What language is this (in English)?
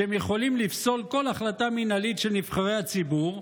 Hebrew